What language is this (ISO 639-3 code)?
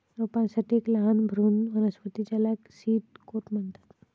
mar